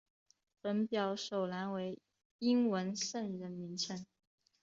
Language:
Chinese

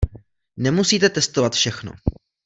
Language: Czech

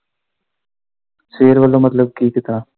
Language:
Punjabi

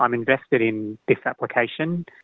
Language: Indonesian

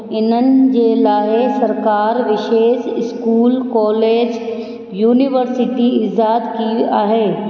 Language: Sindhi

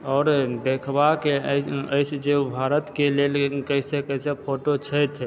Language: Maithili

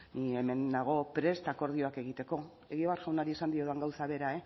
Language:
Basque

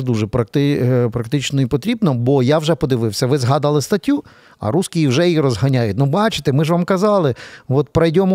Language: Ukrainian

